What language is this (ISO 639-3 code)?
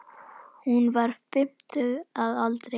isl